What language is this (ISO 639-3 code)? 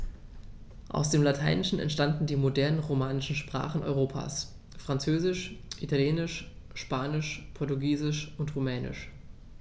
deu